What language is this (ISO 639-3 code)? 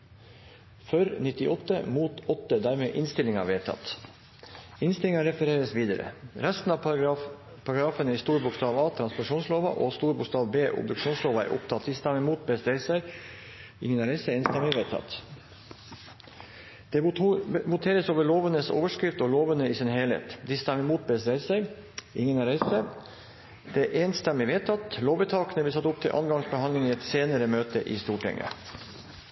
nno